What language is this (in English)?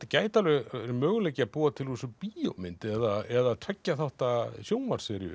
Icelandic